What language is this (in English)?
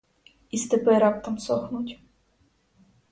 Ukrainian